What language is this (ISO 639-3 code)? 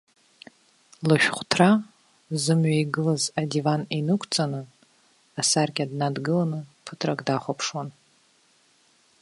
abk